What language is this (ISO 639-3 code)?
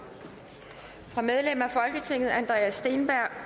dan